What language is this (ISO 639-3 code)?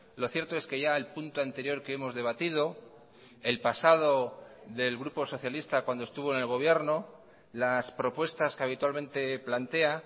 spa